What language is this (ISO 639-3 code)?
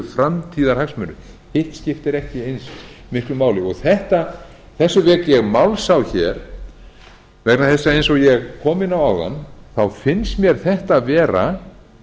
isl